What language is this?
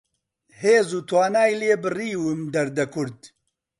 Central Kurdish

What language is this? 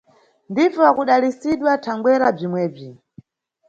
Nyungwe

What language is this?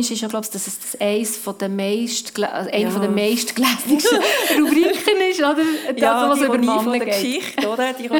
German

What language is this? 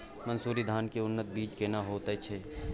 Maithili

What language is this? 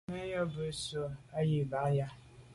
Medumba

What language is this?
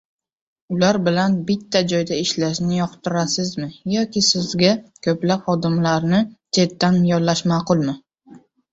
Uzbek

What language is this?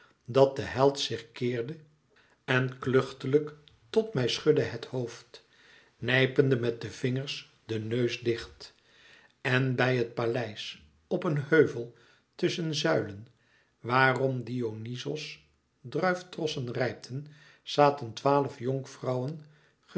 Dutch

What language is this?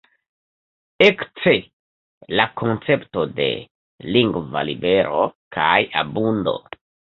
Esperanto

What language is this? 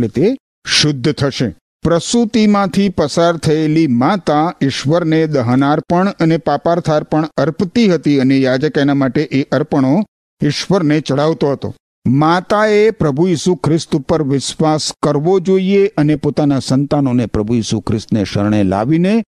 Gujarati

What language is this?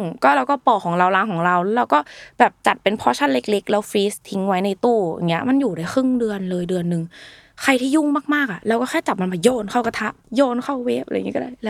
Thai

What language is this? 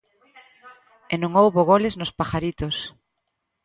Galician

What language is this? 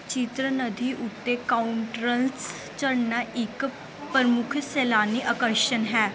Punjabi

